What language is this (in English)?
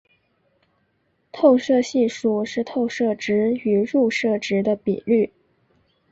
Chinese